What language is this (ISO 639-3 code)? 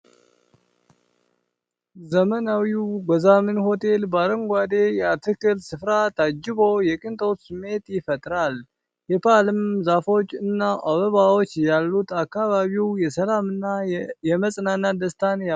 amh